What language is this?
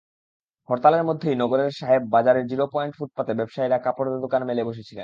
Bangla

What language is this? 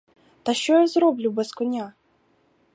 Ukrainian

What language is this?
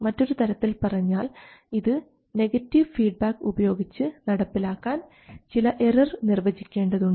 Malayalam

